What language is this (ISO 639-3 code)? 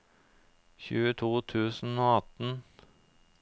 nor